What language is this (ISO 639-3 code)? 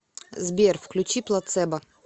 rus